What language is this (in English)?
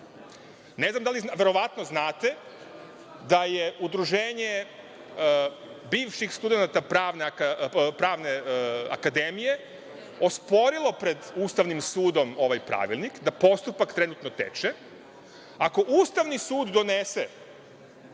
Serbian